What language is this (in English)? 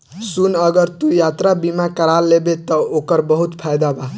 Bhojpuri